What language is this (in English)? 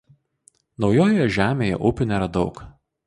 Lithuanian